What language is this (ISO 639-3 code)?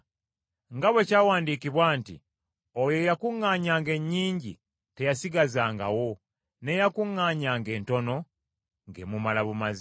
lug